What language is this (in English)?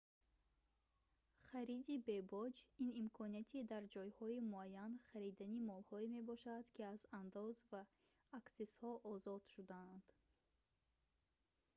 Tajik